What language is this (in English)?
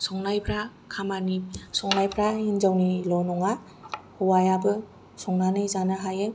Bodo